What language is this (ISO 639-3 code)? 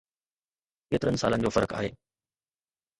snd